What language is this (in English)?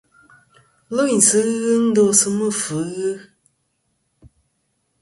Kom